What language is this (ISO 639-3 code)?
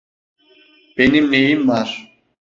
tur